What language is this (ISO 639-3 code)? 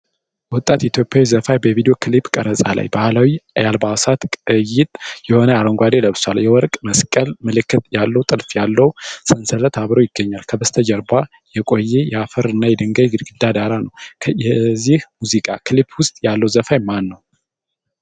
amh